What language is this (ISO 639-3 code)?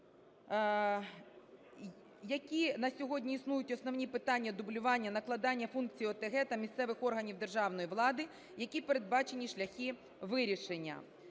ukr